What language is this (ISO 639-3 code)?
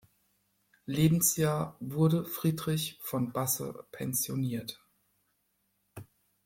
deu